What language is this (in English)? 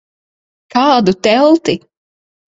Latvian